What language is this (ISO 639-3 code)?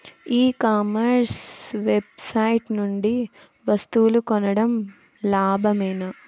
tel